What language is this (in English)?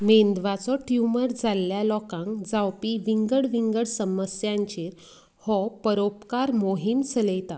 Konkani